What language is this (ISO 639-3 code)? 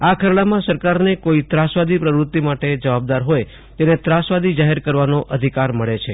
guj